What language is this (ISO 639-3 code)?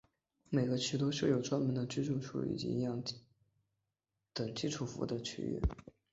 zho